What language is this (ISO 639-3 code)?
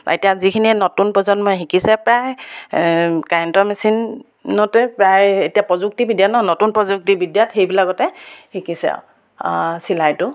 asm